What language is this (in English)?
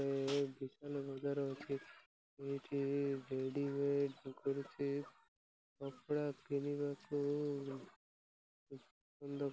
Odia